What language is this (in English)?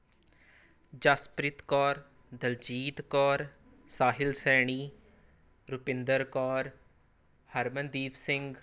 Punjabi